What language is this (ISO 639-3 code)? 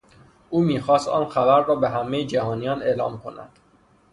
fas